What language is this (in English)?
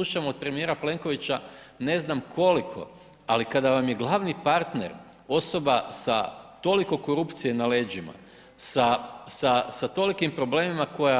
Croatian